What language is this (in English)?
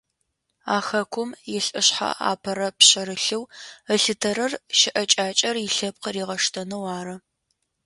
Adyghe